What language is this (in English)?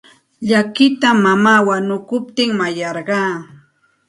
Santa Ana de Tusi Pasco Quechua